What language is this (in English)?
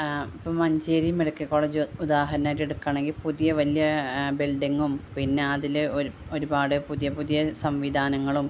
Malayalam